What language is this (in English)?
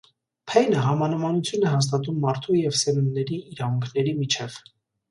Armenian